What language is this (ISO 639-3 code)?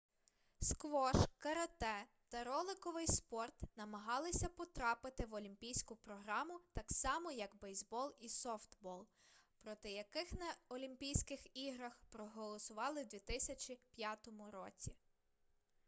ukr